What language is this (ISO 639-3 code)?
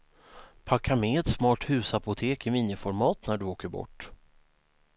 swe